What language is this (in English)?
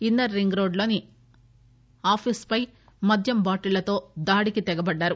Telugu